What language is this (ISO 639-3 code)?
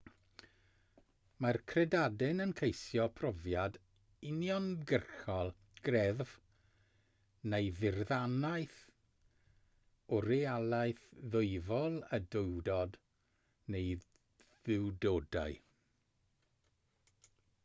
cym